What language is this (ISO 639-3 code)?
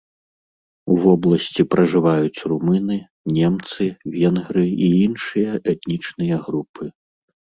bel